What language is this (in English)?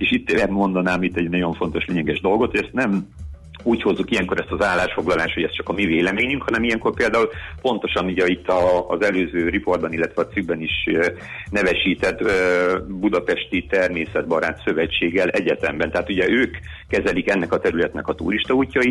Hungarian